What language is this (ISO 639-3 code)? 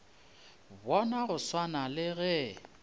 nso